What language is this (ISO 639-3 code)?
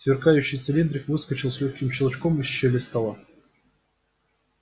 rus